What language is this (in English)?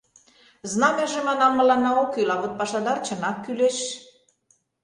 Mari